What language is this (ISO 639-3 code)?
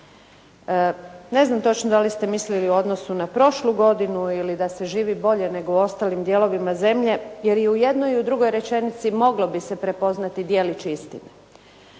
hrv